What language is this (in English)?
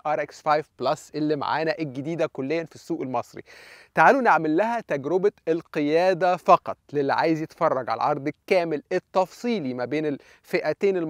Arabic